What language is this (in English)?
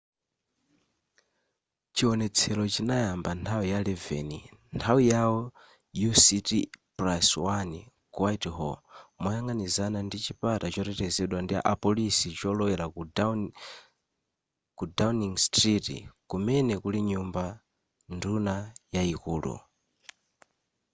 Nyanja